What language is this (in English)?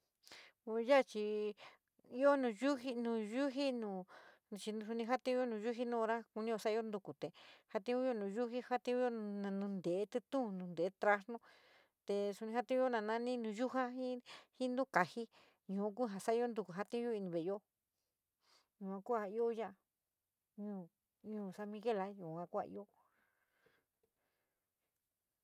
San Miguel El Grande Mixtec